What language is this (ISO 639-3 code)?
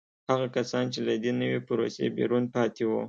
pus